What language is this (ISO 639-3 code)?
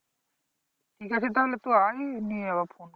ben